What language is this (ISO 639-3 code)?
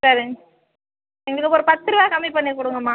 tam